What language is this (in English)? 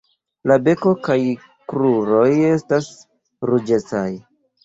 Esperanto